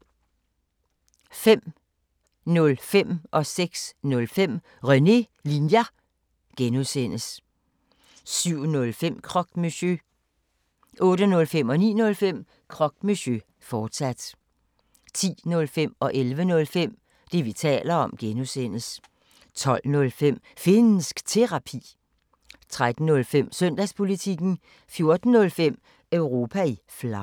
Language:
Danish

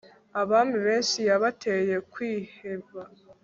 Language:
Kinyarwanda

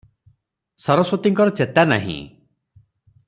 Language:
Odia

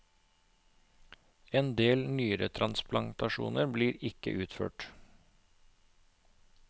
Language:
Norwegian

